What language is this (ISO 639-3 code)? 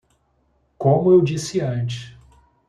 por